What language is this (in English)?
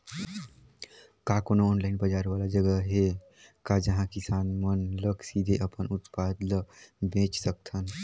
Chhattisgarhi